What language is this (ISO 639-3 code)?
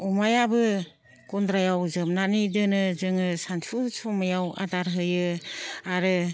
brx